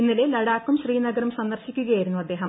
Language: Malayalam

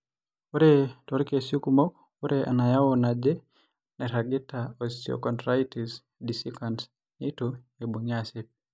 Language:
Masai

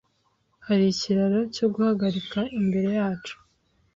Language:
Kinyarwanda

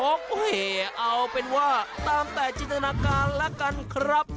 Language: Thai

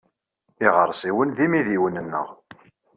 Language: Kabyle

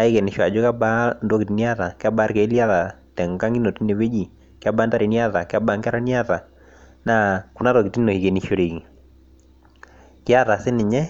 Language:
Masai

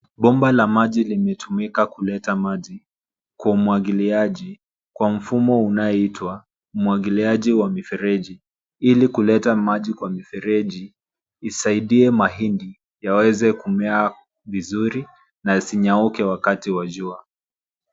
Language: Swahili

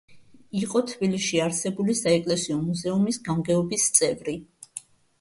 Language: Georgian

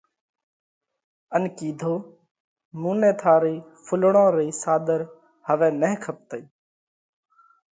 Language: Parkari Koli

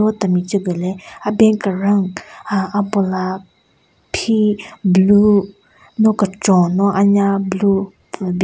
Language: Southern Rengma Naga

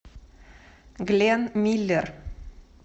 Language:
Russian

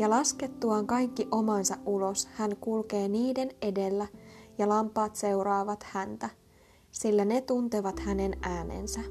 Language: Finnish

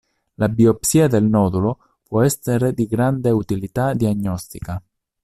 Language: Italian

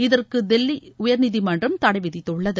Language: Tamil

